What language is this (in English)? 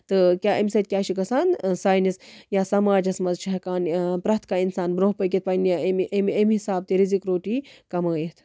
Kashmiri